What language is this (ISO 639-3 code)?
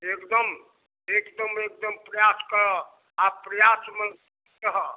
mai